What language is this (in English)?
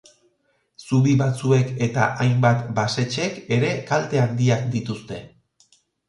Basque